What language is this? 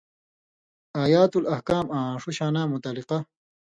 Indus Kohistani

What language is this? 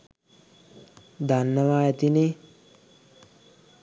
Sinhala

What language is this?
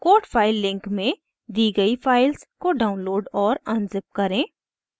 Hindi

